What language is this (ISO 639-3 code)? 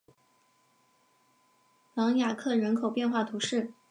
zho